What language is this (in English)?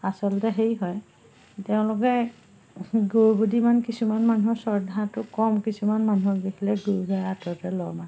Assamese